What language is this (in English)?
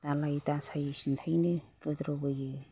Bodo